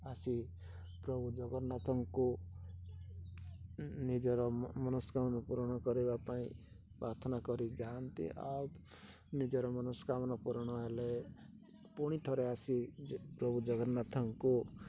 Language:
Odia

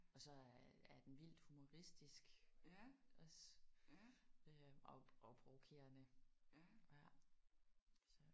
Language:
Danish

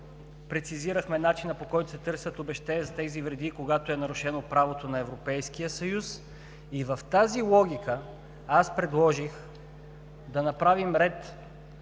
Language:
Bulgarian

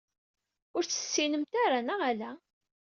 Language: Kabyle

